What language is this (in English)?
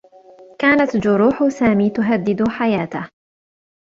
Arabic